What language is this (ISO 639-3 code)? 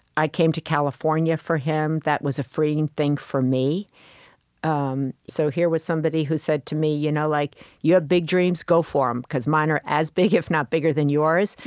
eng